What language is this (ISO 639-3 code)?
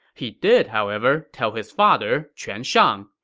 eng